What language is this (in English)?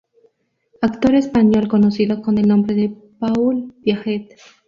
Spanish